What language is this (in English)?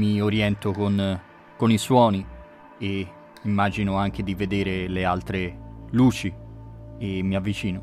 Italian